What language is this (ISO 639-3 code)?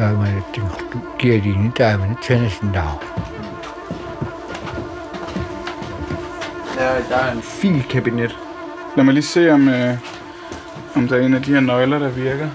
dan